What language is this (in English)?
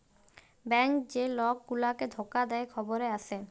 Bangla